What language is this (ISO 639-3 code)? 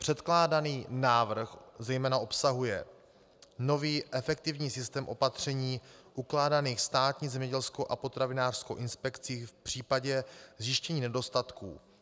ces